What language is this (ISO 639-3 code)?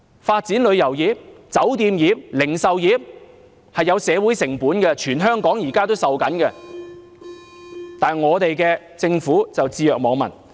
yue